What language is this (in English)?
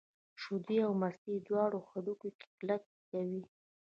Pashto